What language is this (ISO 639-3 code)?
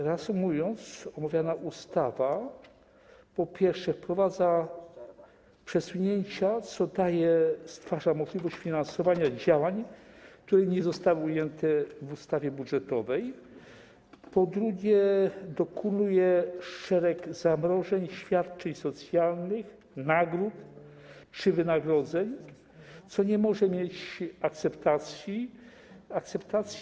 pol